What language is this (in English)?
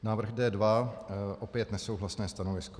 Czech